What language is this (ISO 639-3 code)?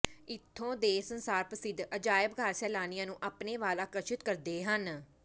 pan